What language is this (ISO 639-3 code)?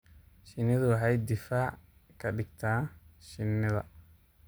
som